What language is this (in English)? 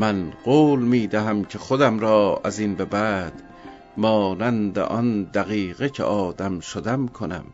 Persian